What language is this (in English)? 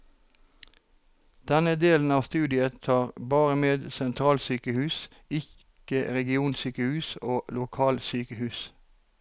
Norwegian